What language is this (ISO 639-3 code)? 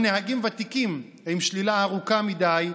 heb